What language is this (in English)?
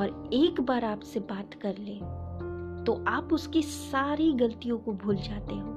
Hindi